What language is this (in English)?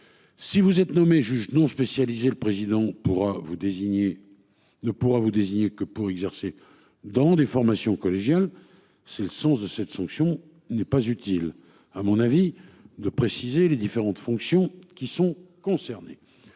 French